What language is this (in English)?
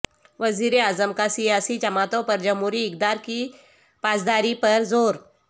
Urdu